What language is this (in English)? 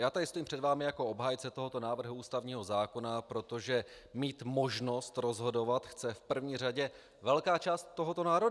Czech